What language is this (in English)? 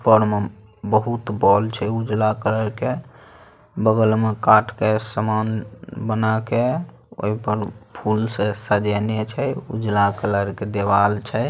Magahi